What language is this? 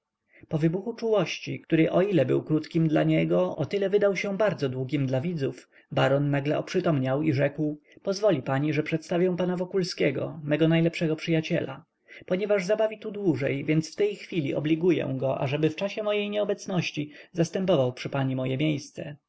Polish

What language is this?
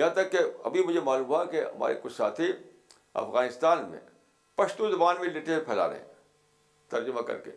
Urdu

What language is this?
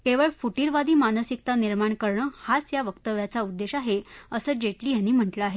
Marathi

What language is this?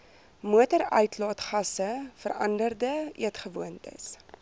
Afrikaans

